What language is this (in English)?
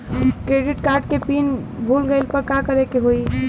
Bhojpuri